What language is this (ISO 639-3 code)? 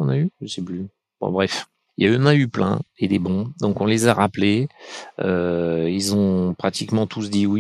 fra